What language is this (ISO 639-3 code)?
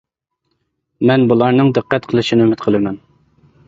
uig